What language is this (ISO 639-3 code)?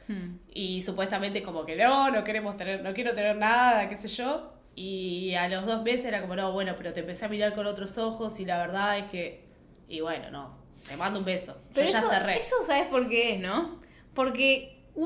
spa